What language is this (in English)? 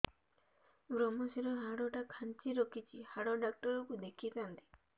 Odia